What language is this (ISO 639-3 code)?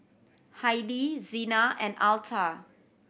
eng